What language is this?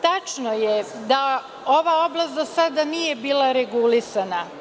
Serbian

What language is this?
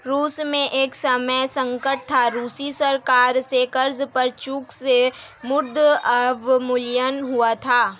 Hindi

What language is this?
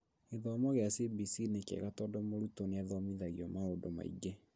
Kikuyu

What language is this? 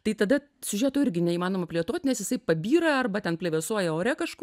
Lithuanian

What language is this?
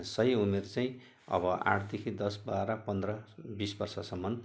Nepali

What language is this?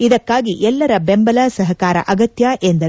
Kannada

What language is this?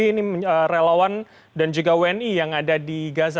Indonesian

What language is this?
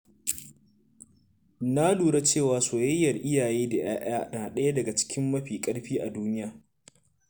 Hausa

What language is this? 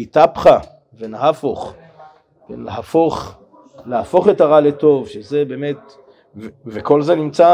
Hebrew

